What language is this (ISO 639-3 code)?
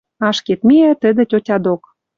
mrj